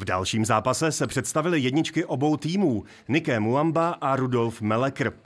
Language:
Czech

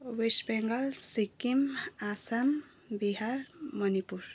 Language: Nepali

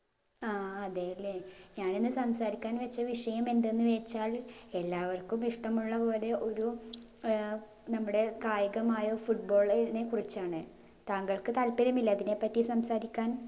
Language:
Malayalam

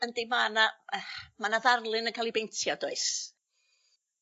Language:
Welsh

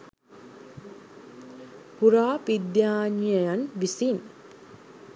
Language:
Sinhala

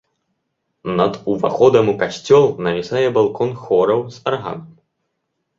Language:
Belarusian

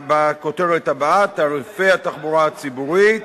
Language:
Hebrew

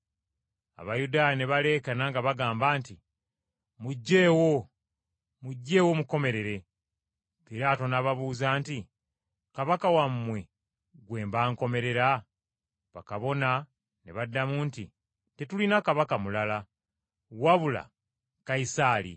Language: Ganda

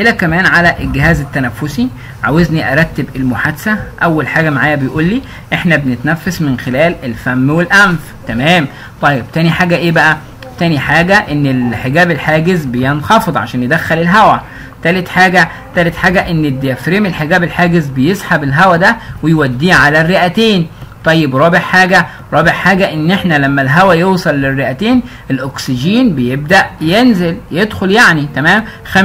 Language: Arabic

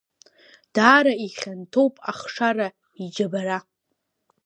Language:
Abkhazian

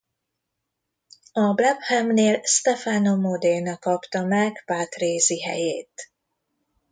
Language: Hungarian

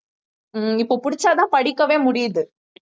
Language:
Tamil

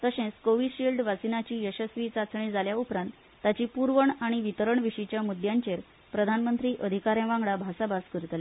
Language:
Konkani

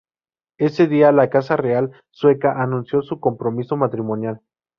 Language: Spanish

